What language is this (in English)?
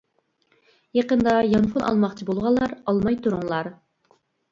Uyghur